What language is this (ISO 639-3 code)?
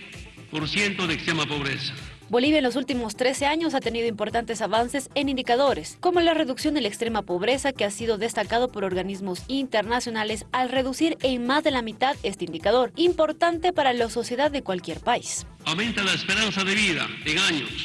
spa